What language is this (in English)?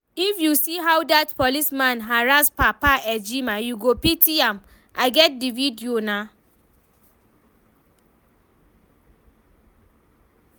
Nigerian Pidgin